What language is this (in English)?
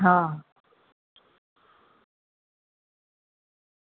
Gujarati